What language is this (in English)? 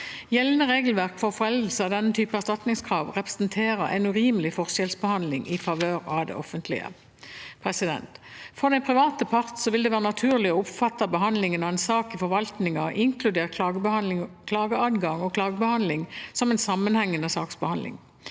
Norwegian